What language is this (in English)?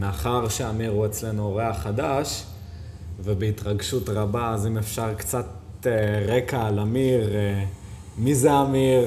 Hebrew